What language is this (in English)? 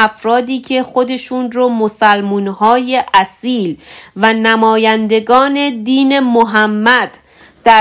Persian